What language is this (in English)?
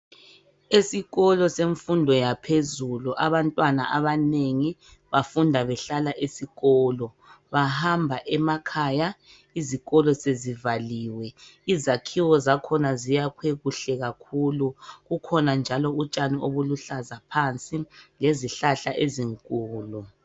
North Ndebele